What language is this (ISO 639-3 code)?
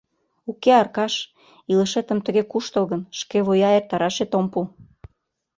chm